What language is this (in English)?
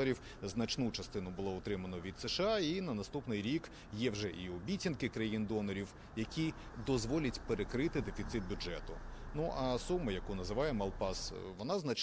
Ukrainian